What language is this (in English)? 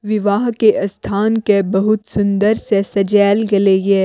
Maithili